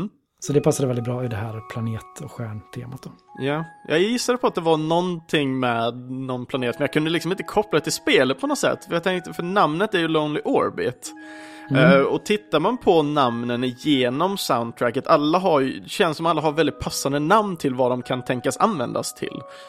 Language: Swedish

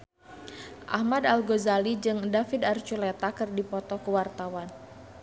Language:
Sundanese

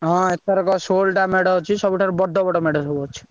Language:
Odia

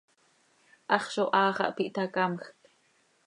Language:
Seri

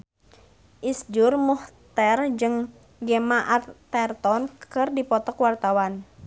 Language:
Sundanese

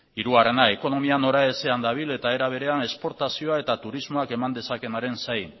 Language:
Basque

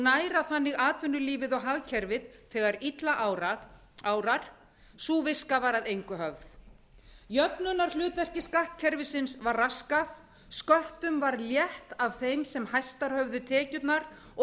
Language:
Icelandic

